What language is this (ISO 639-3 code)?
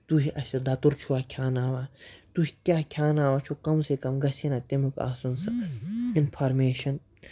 kas